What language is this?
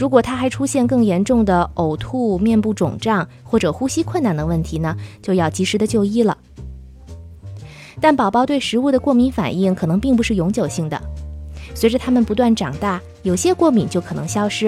Chinese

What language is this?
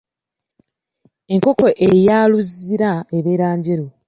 Ganda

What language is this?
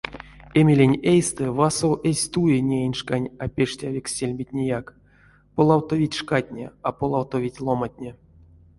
Erzya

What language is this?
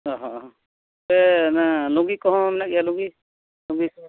Santali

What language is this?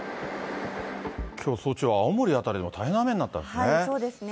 Japanese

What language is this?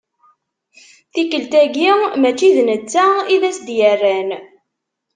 Kabyle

